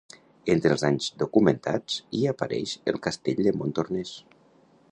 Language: Catalan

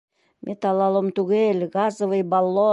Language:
Bashkir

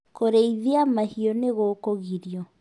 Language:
Kikuyu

